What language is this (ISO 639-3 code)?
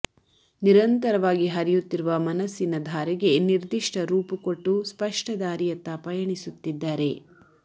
kan